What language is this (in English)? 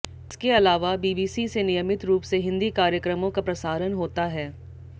Hindi